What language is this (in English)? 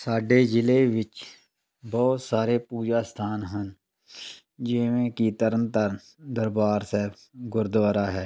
Punjabi